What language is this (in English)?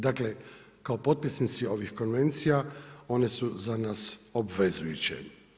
Croatian